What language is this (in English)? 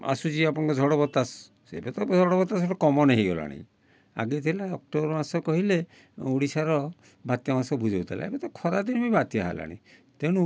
Odia